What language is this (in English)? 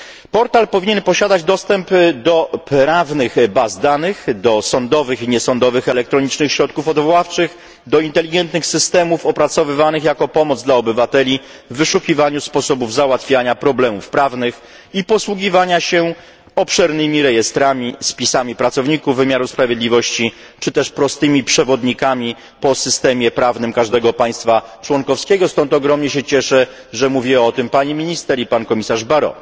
Polish